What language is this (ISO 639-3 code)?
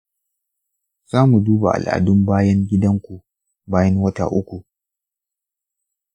hau